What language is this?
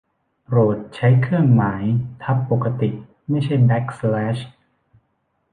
Thai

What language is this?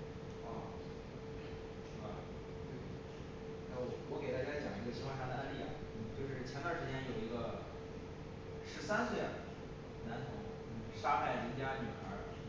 Chinese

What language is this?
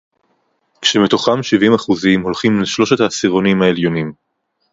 Hebrew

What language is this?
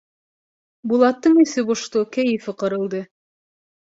Bashkir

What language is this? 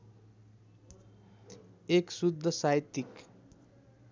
Nepali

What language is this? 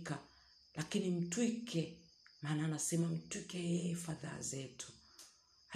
Swahili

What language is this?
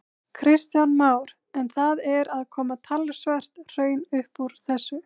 Icelandic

